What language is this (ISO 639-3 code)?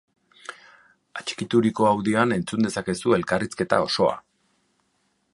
eus